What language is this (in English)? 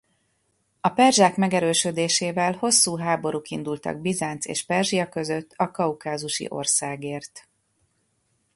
Hungarian